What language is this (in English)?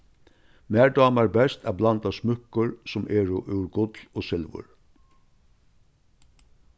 Faroese